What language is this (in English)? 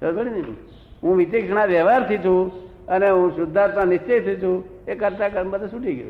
Gujarati